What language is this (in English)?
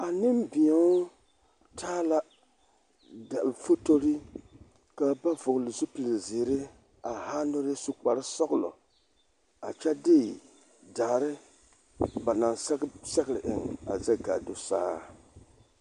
Southern Dagaare